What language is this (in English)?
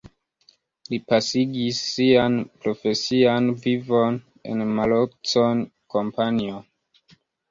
Esperanto